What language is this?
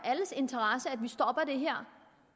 Danish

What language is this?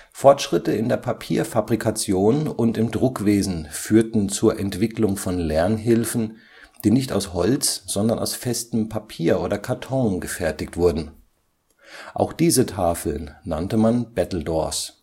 German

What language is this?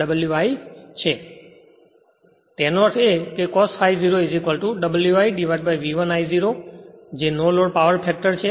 Gujarati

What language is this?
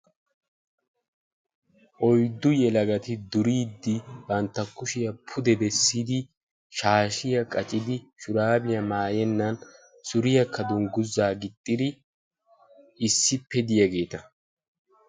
Wolaytta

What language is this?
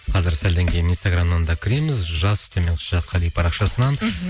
Kazakh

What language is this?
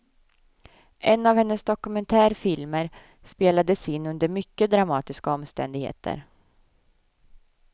Swedish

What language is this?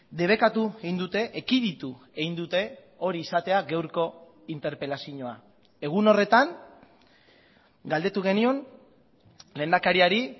Basque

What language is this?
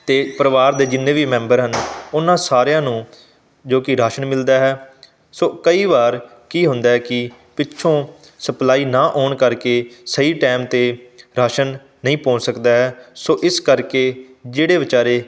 Punjabi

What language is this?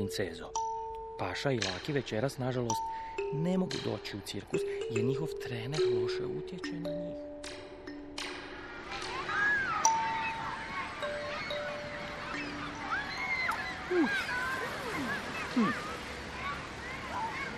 Croatian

